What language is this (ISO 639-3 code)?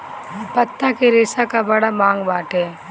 bho